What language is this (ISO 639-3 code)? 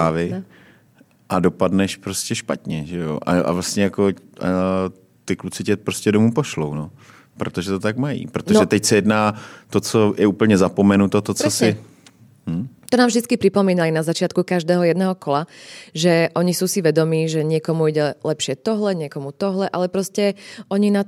ces